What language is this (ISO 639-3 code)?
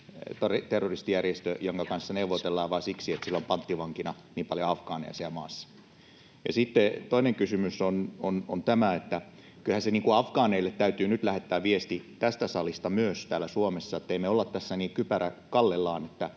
fin